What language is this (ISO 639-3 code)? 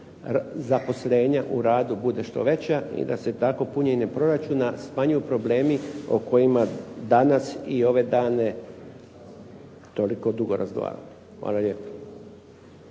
hrv